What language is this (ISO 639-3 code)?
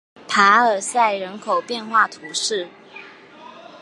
zho